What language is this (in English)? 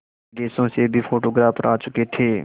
Hindi